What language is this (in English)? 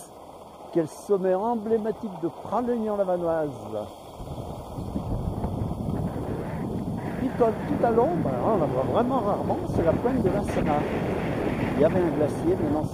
French